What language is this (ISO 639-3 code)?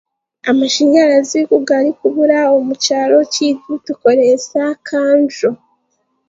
cgg